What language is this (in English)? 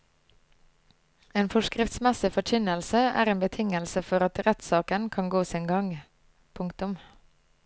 Norwegian